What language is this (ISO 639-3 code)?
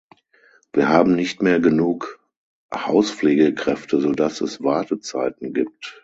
deu